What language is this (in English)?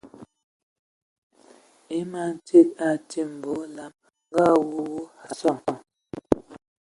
Ewondo